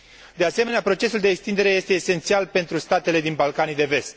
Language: Romanian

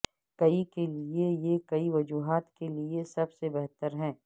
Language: Urdu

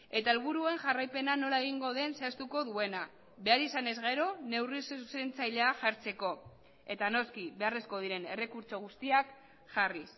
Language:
Basque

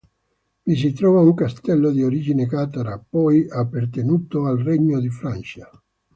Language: Italian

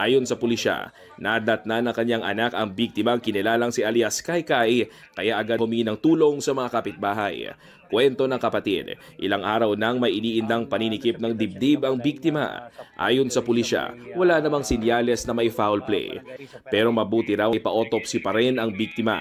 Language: Filipino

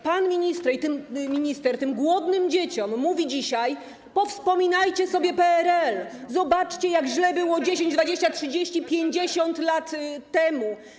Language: Polish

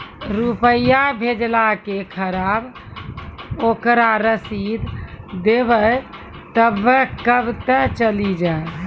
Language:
Maithili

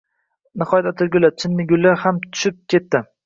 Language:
Uzbek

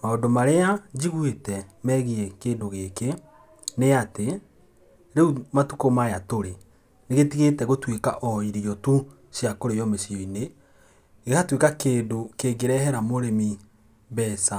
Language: Kikuyu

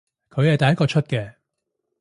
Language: Cantonese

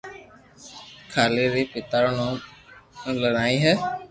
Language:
Loarki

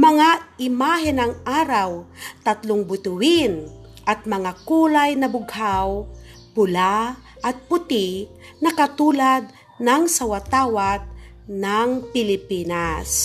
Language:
Filipino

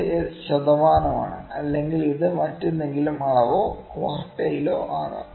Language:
Malayalam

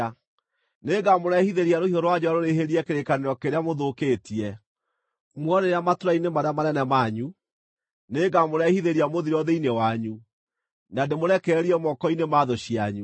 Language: Kikuyu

